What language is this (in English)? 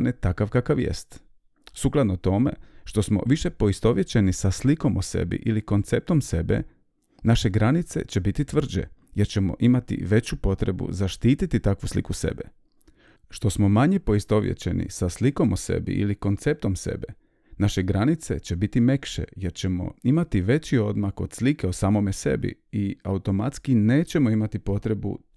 Croatian